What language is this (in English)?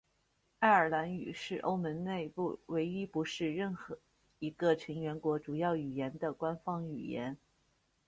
Chinese